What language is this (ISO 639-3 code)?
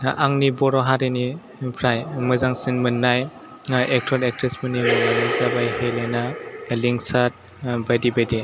brx